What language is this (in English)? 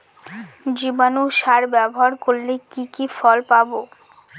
Bangla